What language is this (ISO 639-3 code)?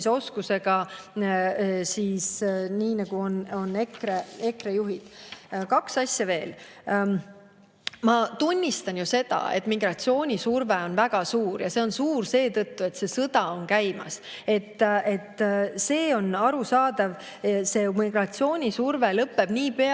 est